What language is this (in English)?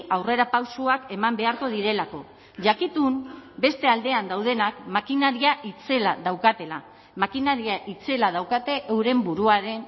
Basque